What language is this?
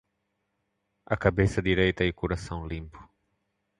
Portuguese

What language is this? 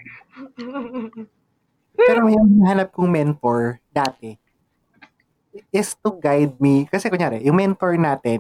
Filipino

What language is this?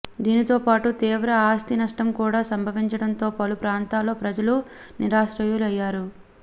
Telugu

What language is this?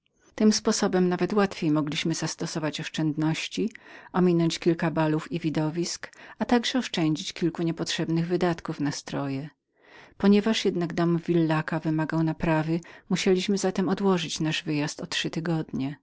Polish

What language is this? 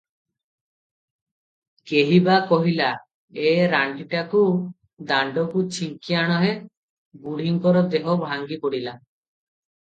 Odia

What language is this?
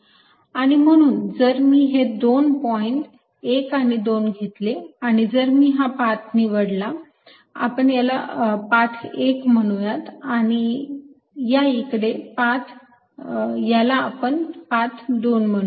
Marathi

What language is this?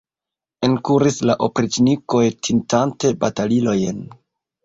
Esperanto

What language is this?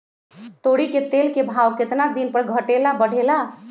Magahi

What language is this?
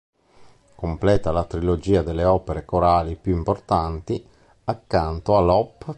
Italian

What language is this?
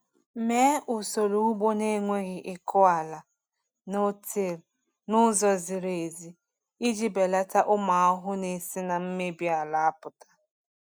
Igbo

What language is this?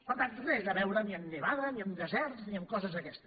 Catalan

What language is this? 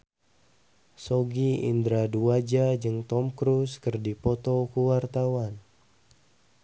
Sundanese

